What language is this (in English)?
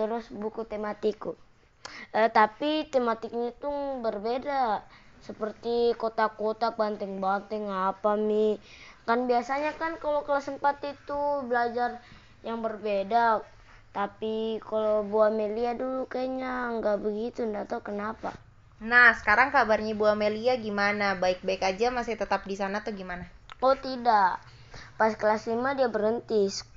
Indonesian